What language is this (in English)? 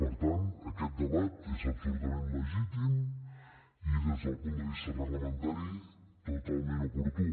Catalan